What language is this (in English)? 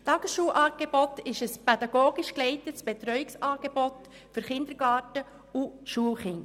Swiss German